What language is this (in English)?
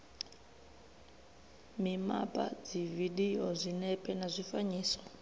Venda